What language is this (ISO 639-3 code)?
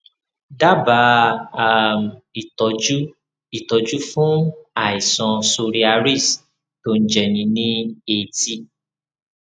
yor